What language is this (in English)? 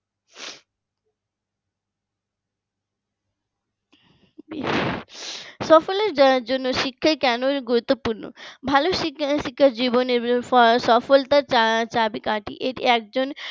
Bangla